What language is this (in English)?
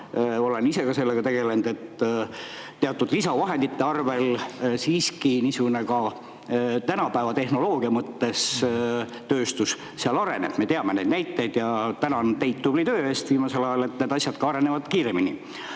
Estonian